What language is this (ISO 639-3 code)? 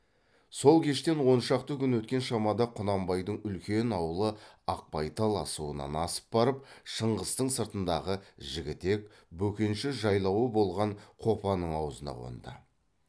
kaz